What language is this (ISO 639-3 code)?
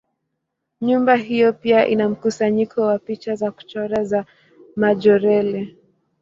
swa